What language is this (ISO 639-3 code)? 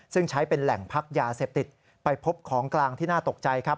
tha